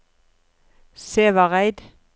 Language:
Norwegian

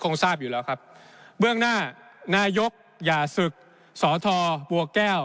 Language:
Thai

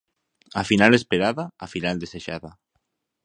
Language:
Galician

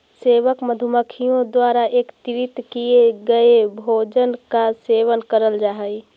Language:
Magahi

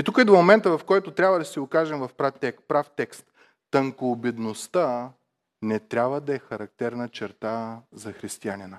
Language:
Bulgarian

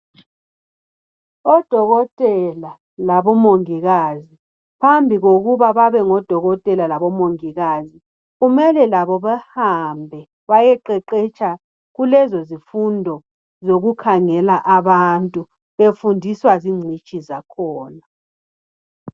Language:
North Ndebele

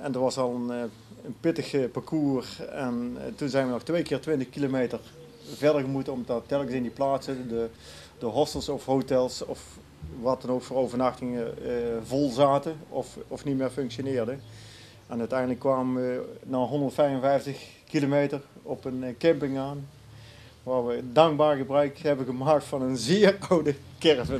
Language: Dutch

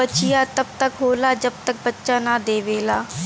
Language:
Bhojpuri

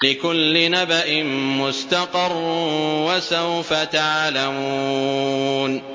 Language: Arabic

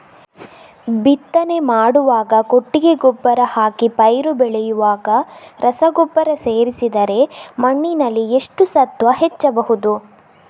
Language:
Kannada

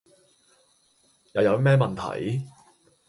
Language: Cantonese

